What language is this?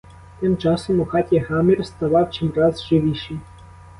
Ukrainian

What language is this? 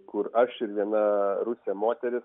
Lithuanian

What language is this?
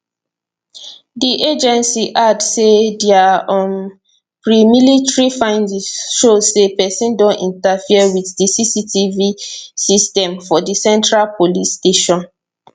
Nigerian Pidgin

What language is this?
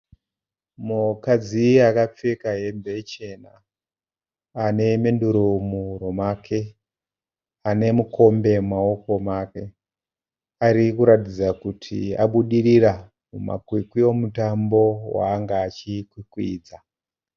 Shona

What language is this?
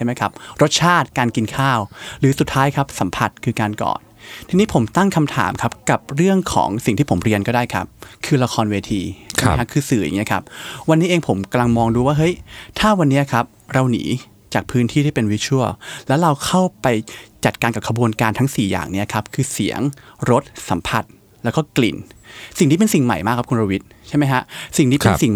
Thai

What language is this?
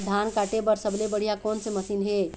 Chhattisgarhi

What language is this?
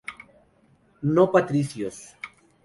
Spanish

